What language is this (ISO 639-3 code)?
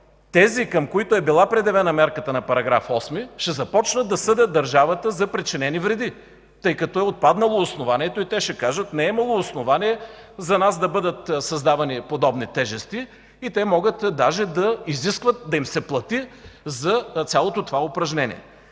bul